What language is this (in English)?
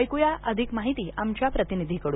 Marathi